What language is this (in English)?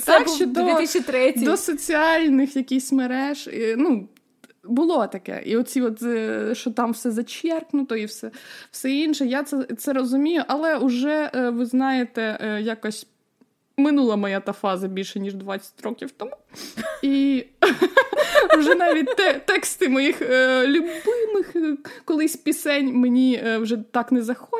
Ukrainian